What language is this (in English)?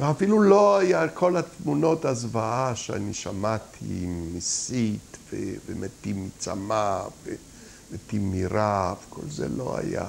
Hebrew